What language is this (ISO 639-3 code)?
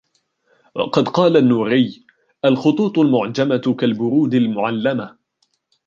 ara